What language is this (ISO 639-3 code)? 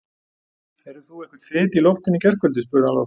isl